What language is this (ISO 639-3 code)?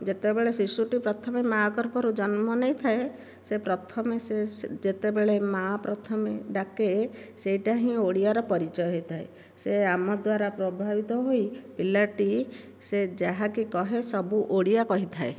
ori